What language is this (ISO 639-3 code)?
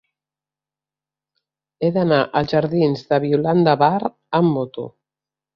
cat